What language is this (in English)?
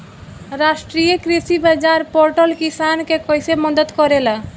Bhojpuri